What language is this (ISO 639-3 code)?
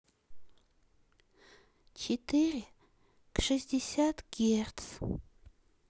rus